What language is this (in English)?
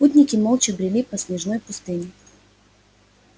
Russian